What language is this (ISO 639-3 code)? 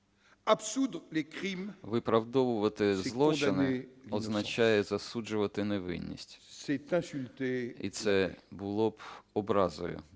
ukr